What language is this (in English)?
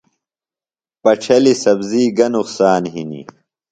Phalura